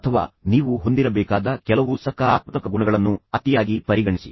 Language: Kannada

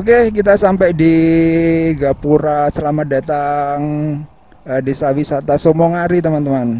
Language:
Indonesian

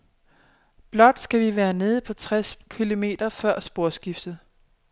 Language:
Danish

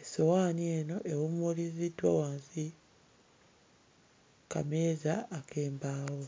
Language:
Ganda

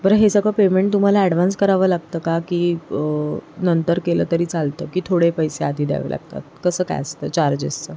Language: Marathi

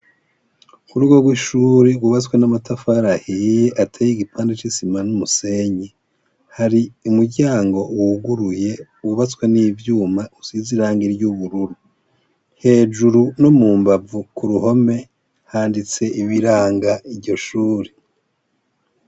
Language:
Rundi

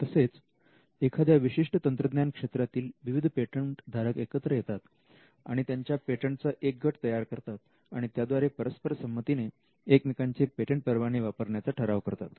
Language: Marathi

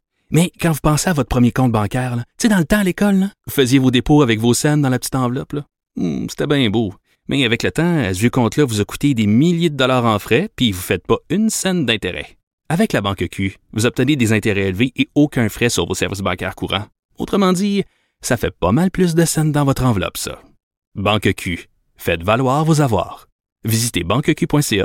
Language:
French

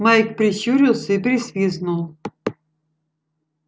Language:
Russian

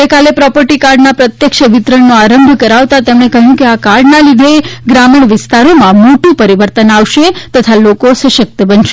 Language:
Gujarati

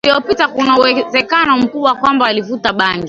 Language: Swahili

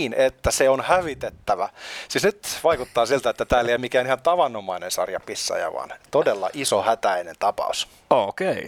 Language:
Finnish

